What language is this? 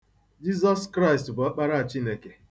Igbo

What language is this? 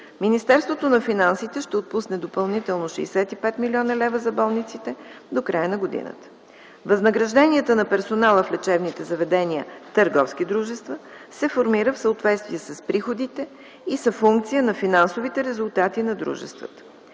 Bulgarian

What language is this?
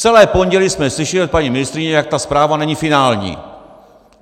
Czech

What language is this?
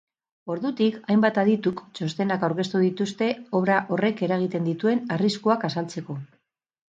Basque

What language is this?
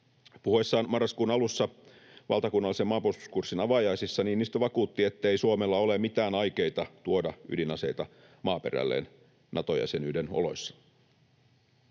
Finnish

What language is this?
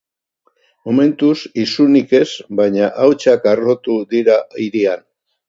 Basque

